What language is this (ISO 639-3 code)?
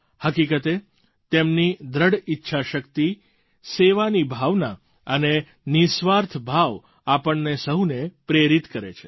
guj